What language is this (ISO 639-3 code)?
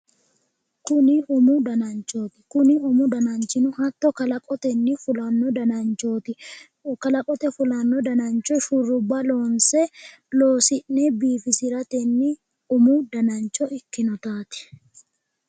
sid